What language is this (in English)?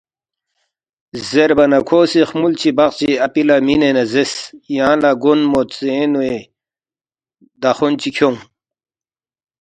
Balti